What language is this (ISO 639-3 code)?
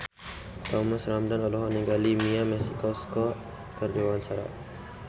sun